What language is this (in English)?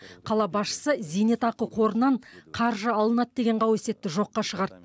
Kazakh